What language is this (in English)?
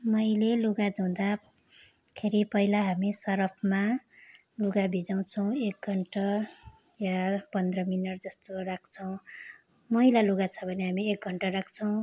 Nepali